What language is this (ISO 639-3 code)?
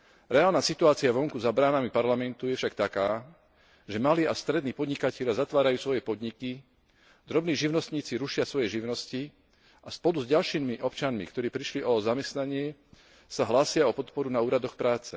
slk